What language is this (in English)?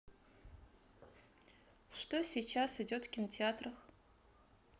Russian